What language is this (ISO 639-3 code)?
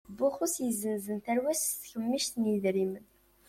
kab